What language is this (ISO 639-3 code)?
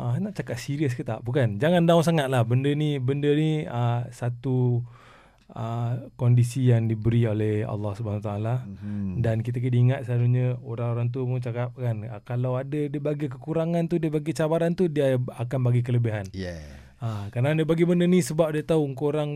msa